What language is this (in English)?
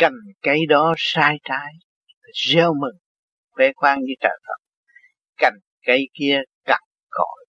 Vietnamese